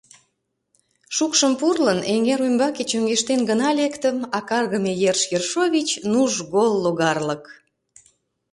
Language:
Mari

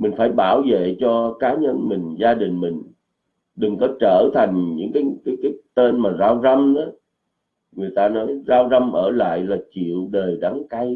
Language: Vietnamese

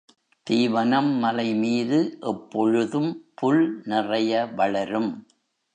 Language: Tamil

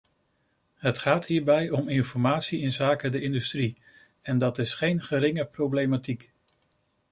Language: Dutch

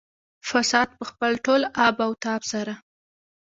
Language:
Pashto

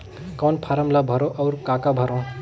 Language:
Chhattisgarhi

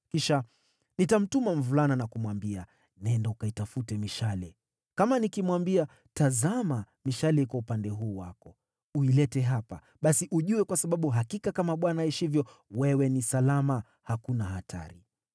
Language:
Swahili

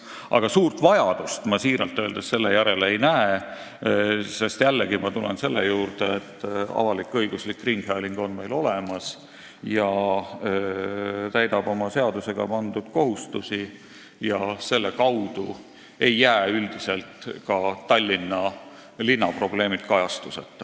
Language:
Estonian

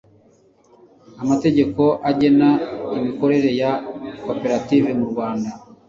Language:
Kinyarwanda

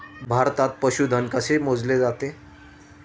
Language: Marathi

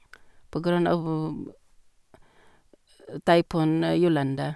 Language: Norwegian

